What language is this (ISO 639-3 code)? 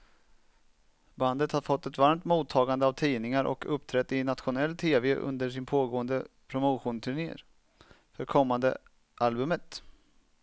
swe